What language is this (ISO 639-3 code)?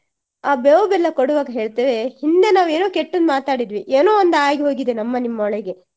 kan